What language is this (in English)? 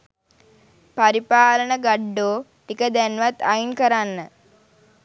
Sinhala